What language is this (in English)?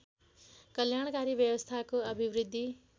Nepali